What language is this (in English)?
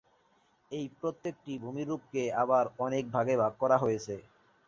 Bangla